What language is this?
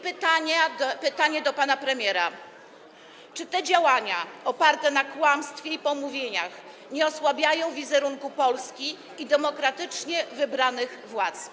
Polish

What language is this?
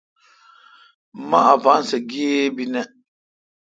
Kalkoti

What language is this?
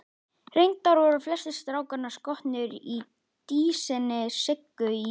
Icelandic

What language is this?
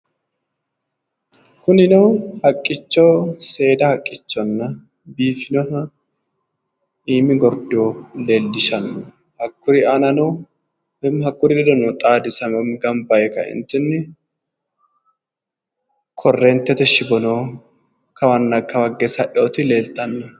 Sidamo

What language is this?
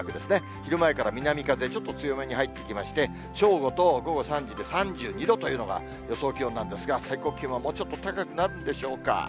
Japanese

